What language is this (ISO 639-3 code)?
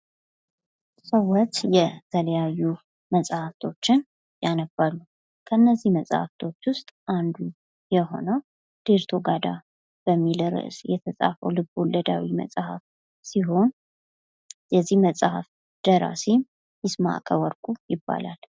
amh